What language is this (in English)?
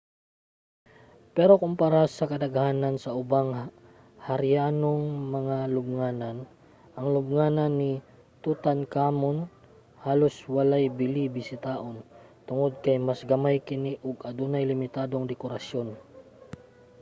Cebuano